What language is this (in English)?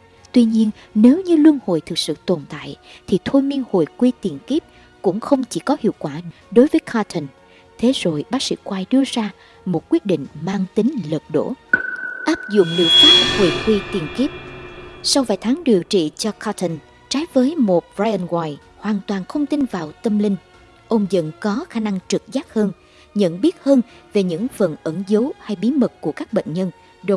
Vietnamese